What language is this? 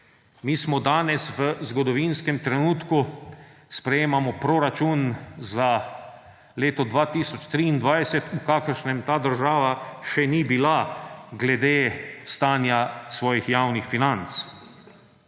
Slovenian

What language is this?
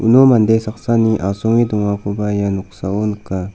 Garo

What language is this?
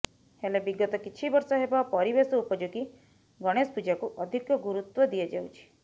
Odia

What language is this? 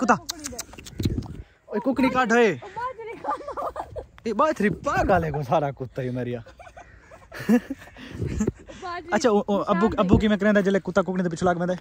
Hindi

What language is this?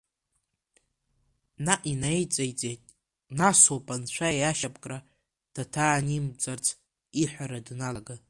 Abkhazian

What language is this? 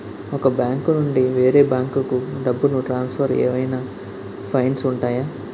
Telugu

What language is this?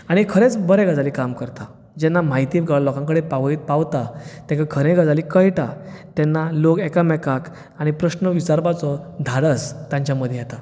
Konkani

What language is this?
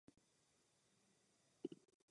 Czech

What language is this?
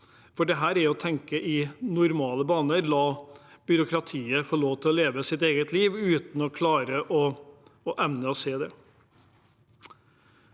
Norwegian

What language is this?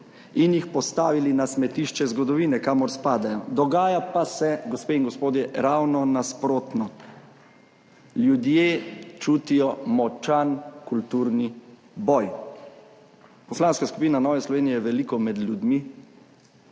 Slovenian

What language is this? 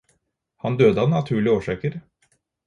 Norwegian Bokmål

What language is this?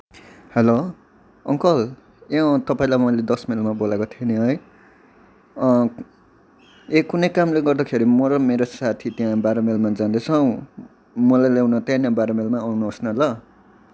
Nepali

